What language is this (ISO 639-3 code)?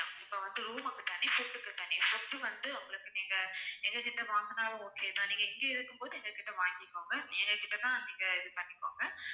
tam